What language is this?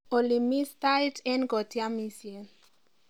Kalenjin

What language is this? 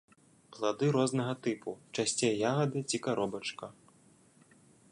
Belarusian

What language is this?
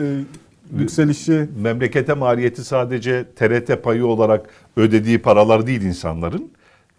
Turkish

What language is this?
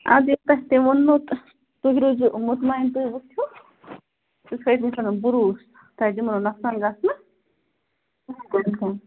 Kashmiri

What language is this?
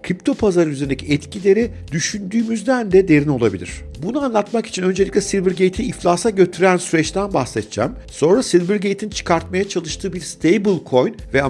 Turkish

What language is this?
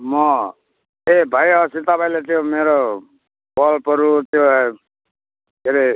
Nepali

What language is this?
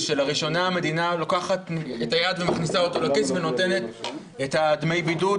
Hebrew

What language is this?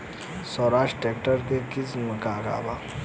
Bhojpuri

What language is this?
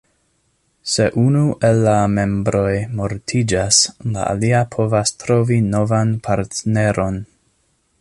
Esperanto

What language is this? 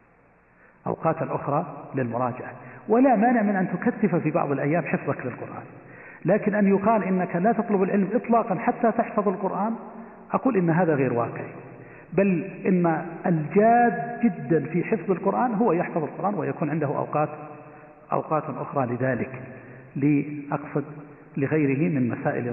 Arabic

